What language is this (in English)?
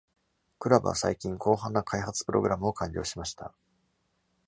Japanese